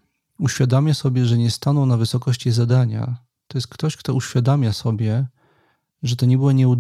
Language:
Polish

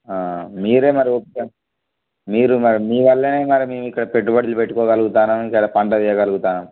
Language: Telugu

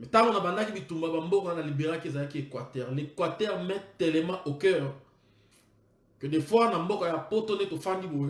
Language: French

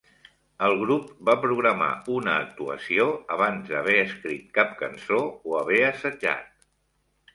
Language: Catalan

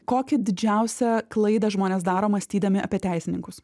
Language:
Lithuanian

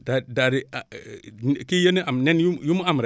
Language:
Wolof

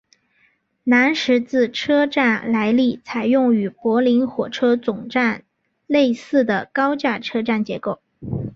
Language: Chinese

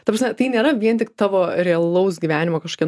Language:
Lithuanian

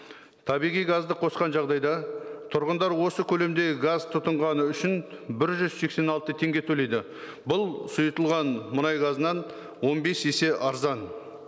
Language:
Kazakh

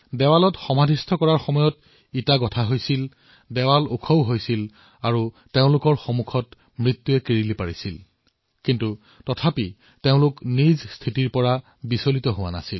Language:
Assamese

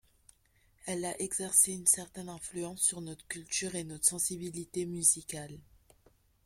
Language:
French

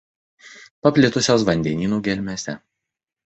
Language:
Lithuanian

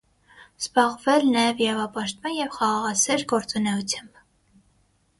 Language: Armenian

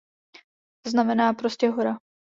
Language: Czech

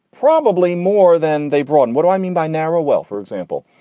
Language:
English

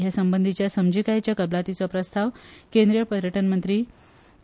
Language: Konkani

